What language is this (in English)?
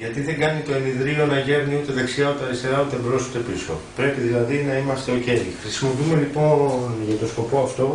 Greek